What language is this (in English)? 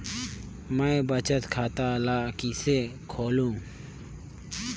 Chhattisgarhi